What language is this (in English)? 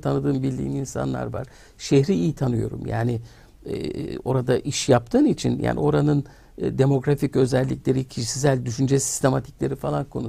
Turkish